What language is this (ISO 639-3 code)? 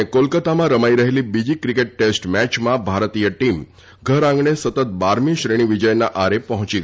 guj